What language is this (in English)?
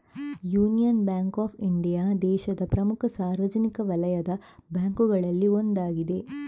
Kannada